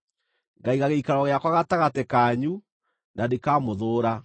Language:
Kikuyu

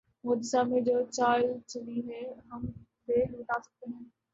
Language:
Urdu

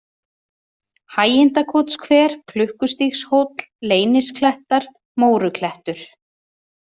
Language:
Icelandic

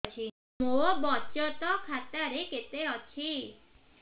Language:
Odia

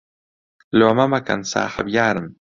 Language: Central Kurdish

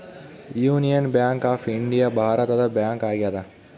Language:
Kannada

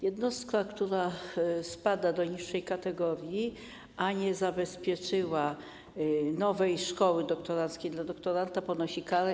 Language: Polish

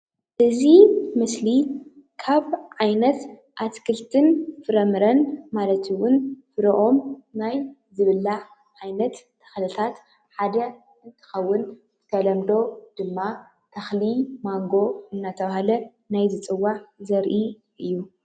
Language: Tigrinya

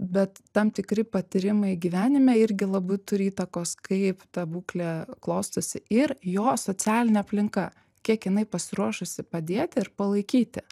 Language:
Lithuanian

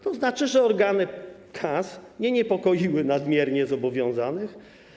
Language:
Polish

